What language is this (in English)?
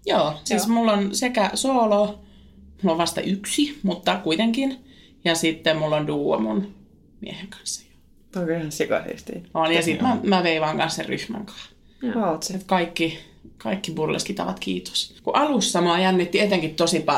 Finnish